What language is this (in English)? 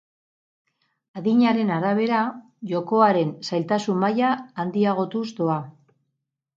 Basque